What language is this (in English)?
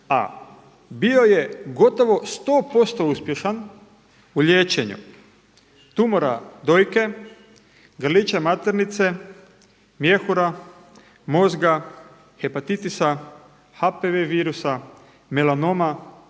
Croatian